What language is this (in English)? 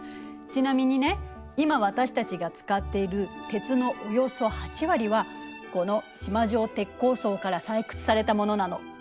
Japanese